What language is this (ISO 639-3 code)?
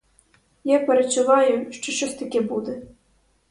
ukr